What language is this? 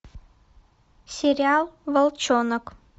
Russian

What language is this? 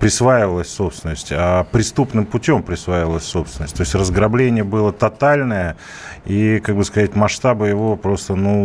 Russian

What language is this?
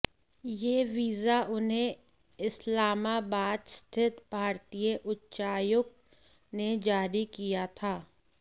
Hindi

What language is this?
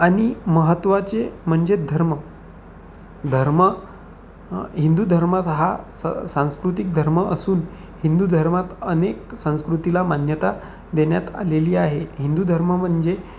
Marathi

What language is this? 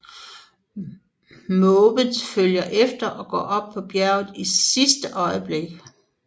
Danish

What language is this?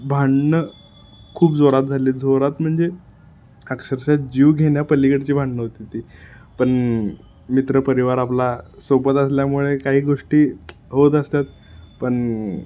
Marathi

